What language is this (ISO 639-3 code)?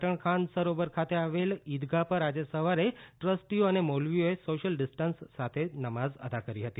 guj